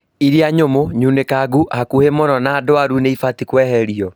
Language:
Kikuyu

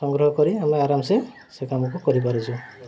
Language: Odia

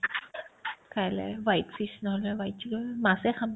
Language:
Assamese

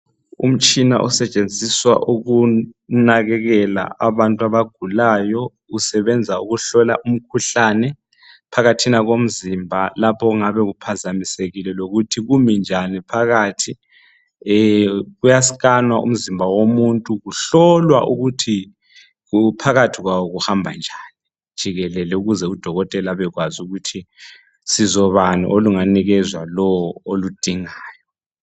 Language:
North Ndebele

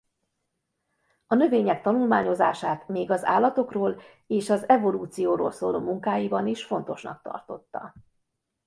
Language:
Hungarian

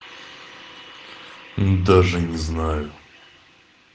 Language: Russian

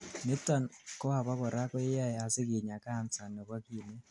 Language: Kalenjin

